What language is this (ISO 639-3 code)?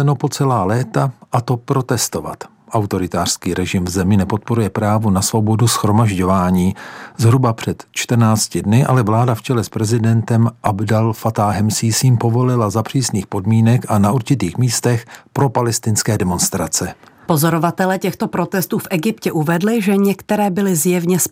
ces